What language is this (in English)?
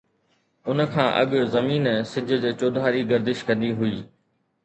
Sindhi